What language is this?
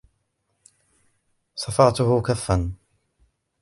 Arabic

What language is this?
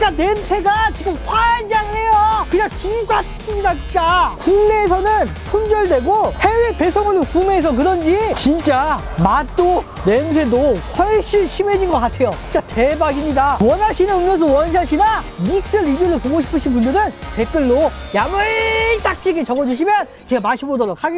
Korean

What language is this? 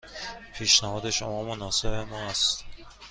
Persian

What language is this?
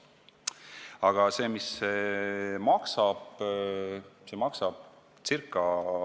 Estonian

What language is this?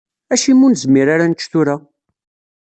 Kabyle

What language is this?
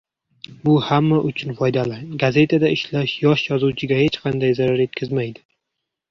Uzbek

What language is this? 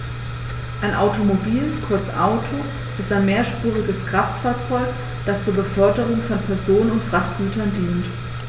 German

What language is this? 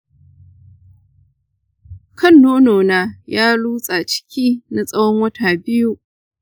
Hausa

